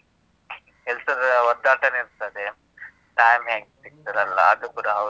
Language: Kannada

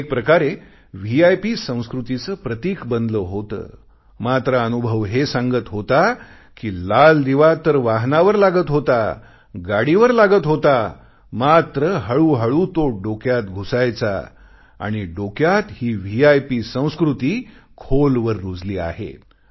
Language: Marathi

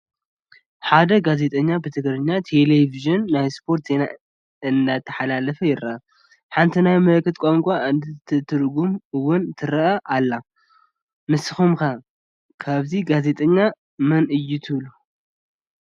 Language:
Tigrinya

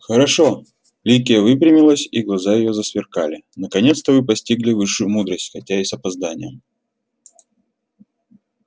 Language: Russian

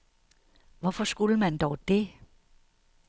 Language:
Danish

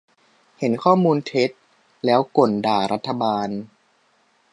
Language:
Thai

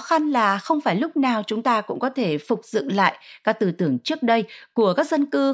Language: Vietnamese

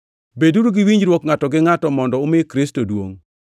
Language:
Luo (Kenya and Tanzania)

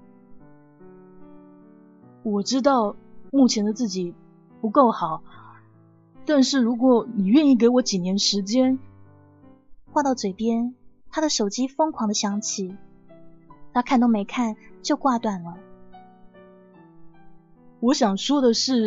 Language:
Chinese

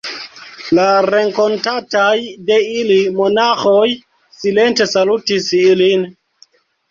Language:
Esperanto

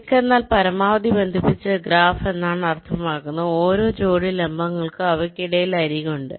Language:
Malayalam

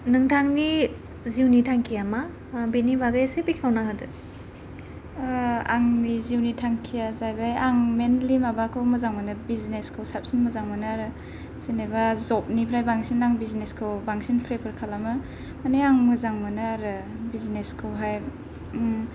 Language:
Bodo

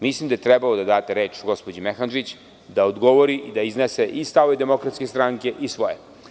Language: Serbian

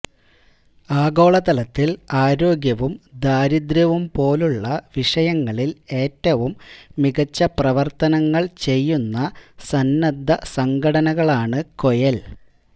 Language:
Malayalam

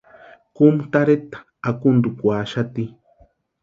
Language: Western Highland Purepecha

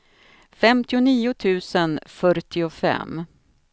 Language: Swedish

